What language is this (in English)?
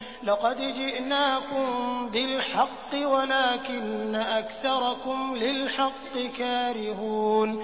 Arabic